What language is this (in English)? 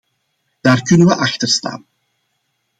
Dutch